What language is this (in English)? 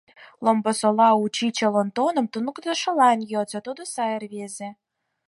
Mari